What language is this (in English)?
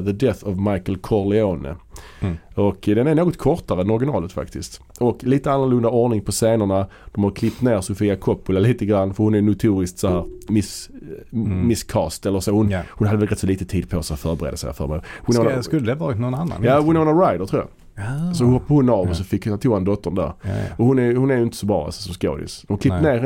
Swedish